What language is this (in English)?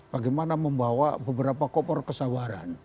Indonesian